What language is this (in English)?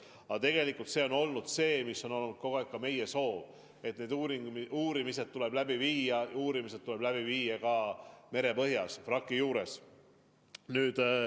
Estonian